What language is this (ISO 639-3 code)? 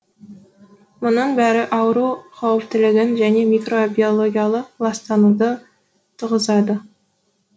kaz